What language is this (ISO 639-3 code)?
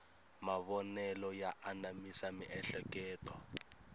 tso